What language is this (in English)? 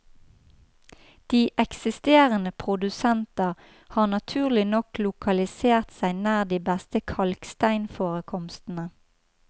Norwegian